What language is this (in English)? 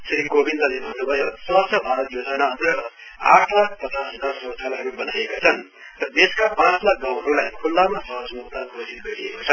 Nepali